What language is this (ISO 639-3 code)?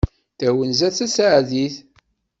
kab